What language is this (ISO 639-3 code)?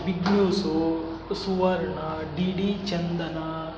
kan